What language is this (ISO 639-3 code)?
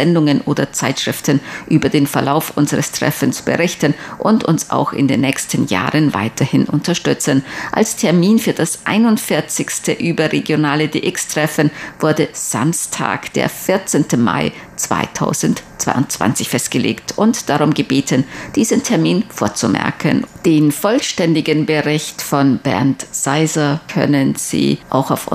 deu